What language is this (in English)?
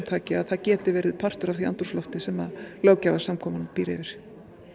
Icelandic